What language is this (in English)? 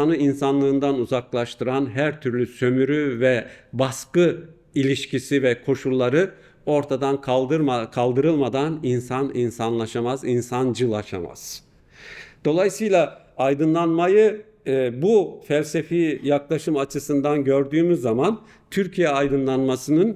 Turkish